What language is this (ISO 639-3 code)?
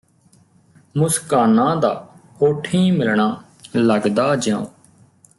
pan